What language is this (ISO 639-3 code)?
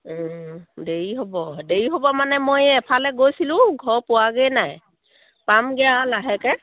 asm